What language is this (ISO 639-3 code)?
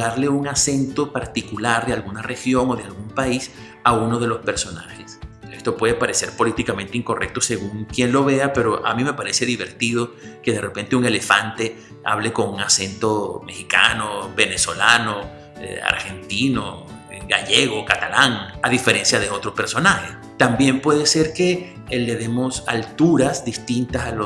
spa